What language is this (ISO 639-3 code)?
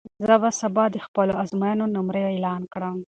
pus